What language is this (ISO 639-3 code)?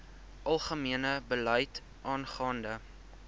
afr